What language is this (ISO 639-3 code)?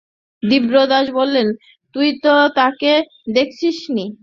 ben